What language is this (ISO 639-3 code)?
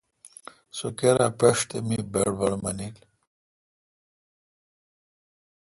xka